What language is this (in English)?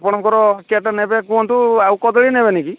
Odia